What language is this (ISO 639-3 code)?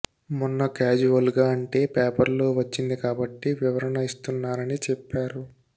tel